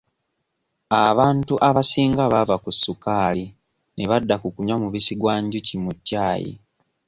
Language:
Ganda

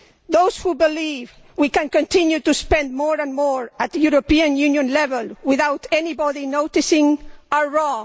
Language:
English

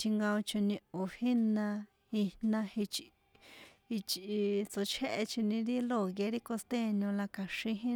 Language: San Juan Atzingo Popoloca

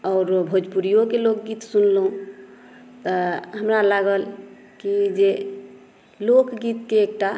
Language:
Maithili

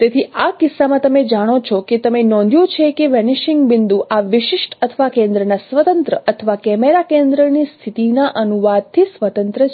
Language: Gujarati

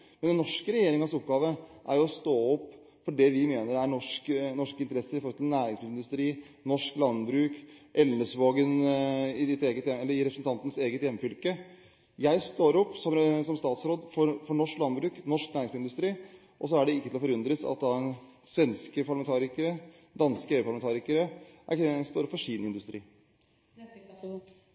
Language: Norwegian Bokmål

